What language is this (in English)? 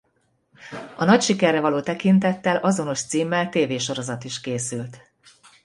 Hungarian